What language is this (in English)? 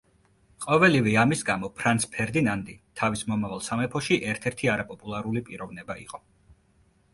Georgian